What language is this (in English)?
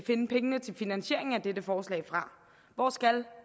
Danish